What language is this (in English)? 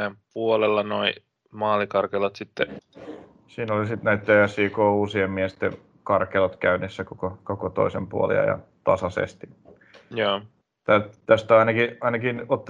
Finnish